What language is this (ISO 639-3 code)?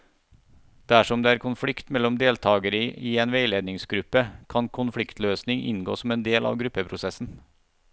nor